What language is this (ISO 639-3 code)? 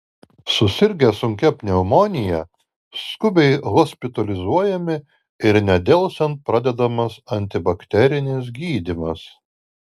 lit